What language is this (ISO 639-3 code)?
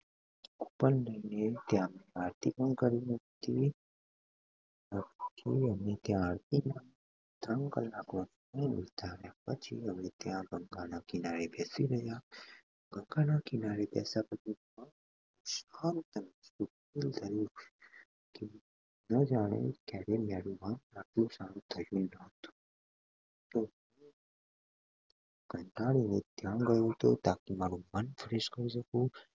guj